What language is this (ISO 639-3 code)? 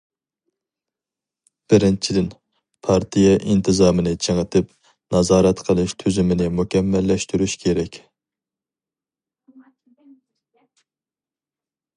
uig